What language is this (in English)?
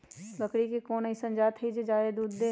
Magahi